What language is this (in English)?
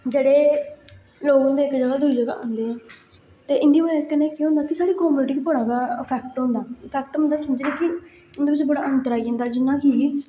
Dogri